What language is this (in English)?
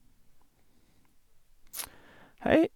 Norwegian